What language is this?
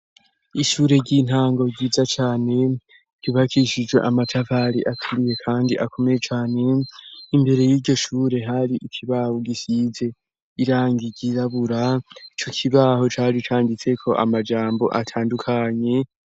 Rundi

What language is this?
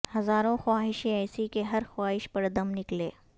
Urdu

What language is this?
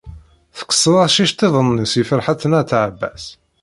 Kabyle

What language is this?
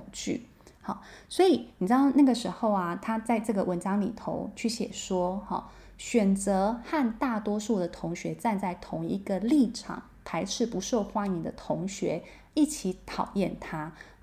Chinese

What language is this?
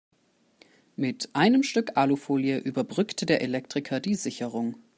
German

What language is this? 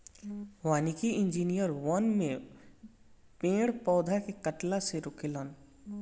Bhojpuri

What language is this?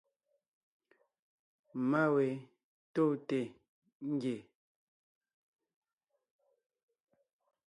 Ngiemboon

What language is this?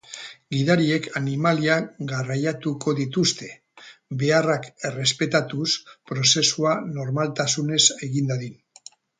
Basque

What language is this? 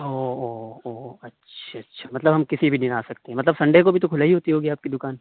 Urdu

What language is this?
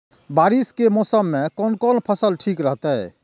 Maithili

